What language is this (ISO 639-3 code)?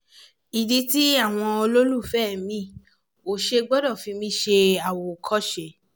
yor